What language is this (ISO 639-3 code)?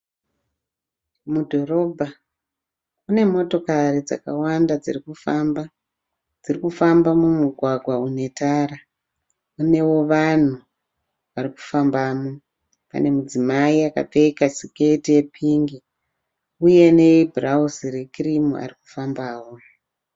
sna